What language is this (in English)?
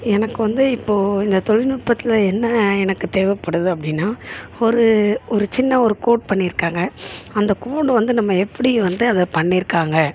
Tamil